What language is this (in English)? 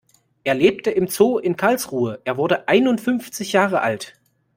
German